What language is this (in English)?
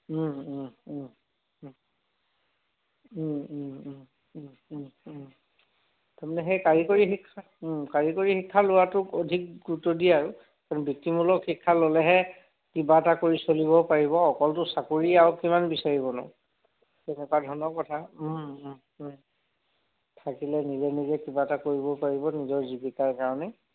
Assamese